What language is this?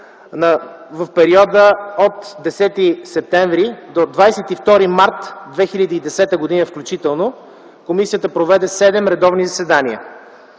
Bulgarian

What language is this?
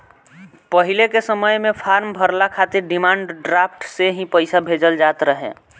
Bhojpuri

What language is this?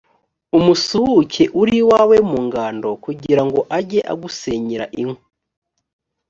Kinyarwanda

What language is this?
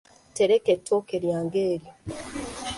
Ganda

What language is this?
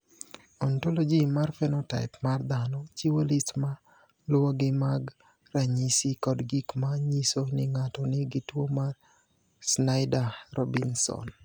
Luo (Kenya and Tanzania)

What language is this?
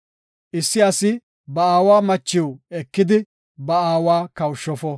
Gofa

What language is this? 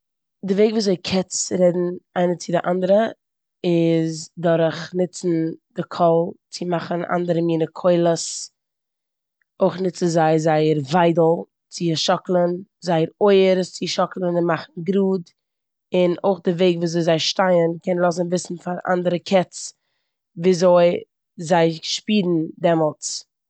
Yiddish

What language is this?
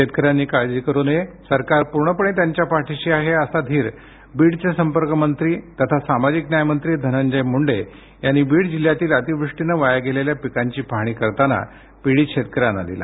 Marathi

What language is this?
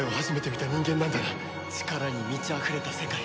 Japanese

